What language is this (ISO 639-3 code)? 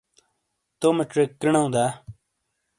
scl